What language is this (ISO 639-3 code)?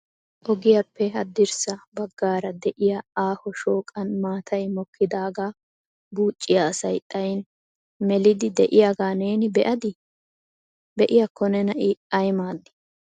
wal